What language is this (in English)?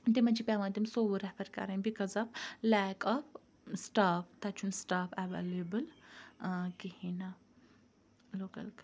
Kashmiri